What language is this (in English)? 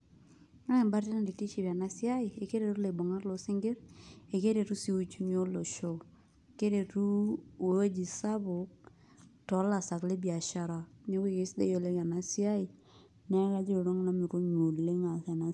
Masai